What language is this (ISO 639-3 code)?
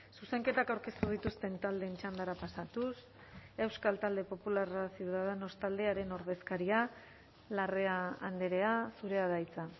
eus